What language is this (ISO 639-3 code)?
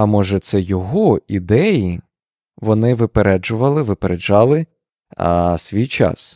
ukr